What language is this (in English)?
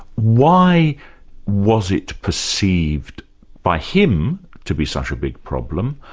English